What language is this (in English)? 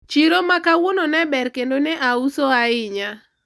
Luo (Kenya and Tanzania)